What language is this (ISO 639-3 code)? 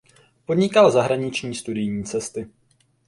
ces